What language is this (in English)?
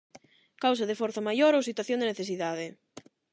Galician